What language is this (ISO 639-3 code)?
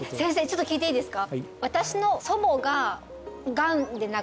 jpn